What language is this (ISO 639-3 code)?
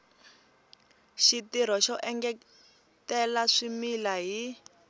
tso